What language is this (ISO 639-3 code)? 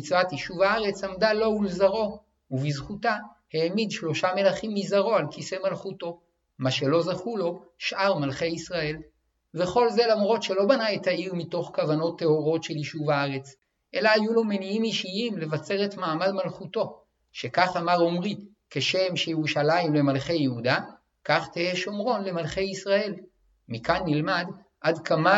heb